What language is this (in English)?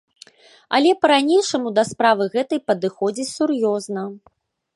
Belarusian